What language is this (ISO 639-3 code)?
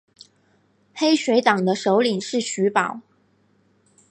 zho